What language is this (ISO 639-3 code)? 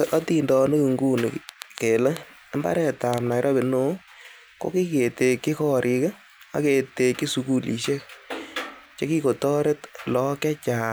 kln